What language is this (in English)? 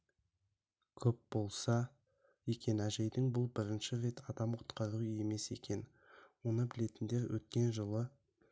Kazakh